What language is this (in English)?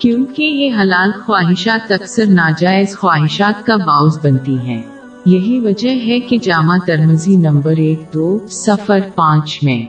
Urdu